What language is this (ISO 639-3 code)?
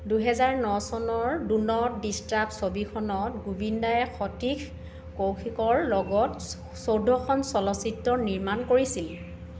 asm